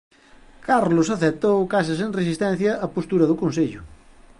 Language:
Galician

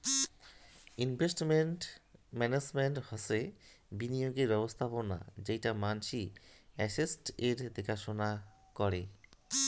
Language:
Bangla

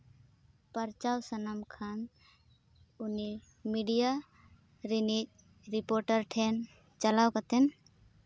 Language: Santali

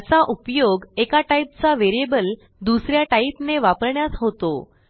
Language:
Marathi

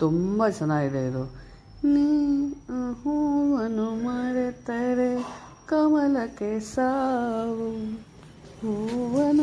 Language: Kannada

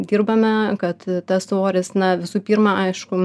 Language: Lithuanian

